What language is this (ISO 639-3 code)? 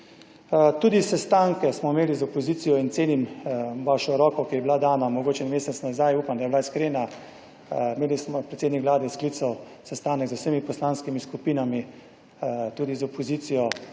slv